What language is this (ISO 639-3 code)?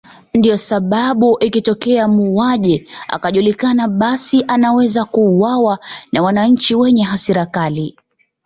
swa